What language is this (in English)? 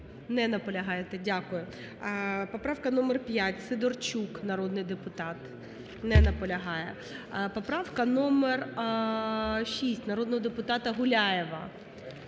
Ukrainian